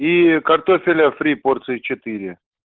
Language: Russian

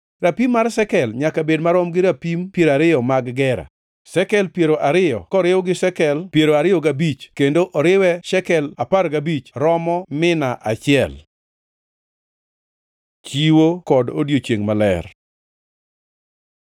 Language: Luo (Kenya and Tanzania)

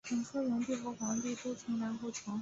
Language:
Chinese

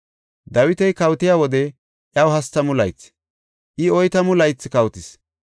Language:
Gofa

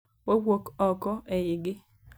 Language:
Luo (Kenya and Tanzania)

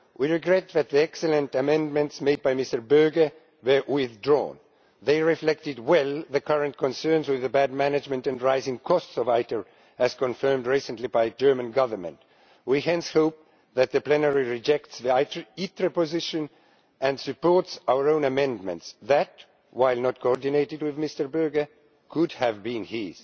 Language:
English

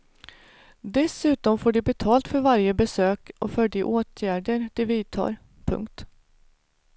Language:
Swedish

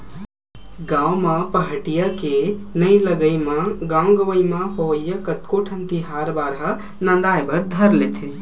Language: Chhattisgarhi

